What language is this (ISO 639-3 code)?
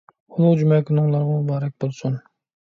uig